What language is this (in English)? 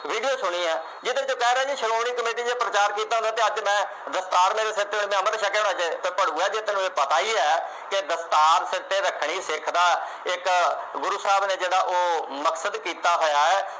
Punjabi